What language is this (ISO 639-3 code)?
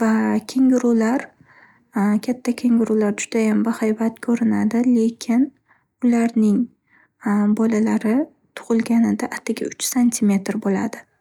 uzb